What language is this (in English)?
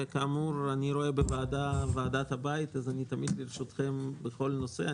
Hebrew